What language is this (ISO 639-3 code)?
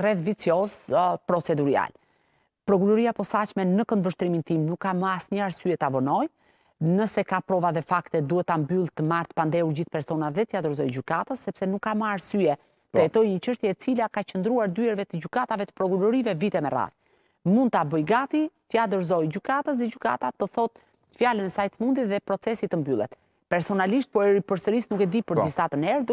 ron